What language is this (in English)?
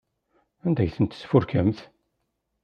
Kabyle